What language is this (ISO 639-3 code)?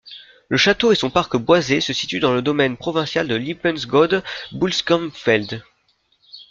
fra